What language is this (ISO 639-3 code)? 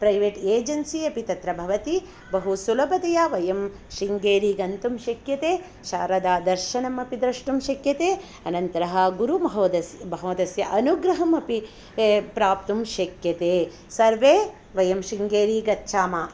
san